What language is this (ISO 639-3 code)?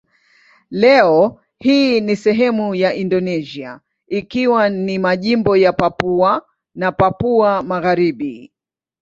swa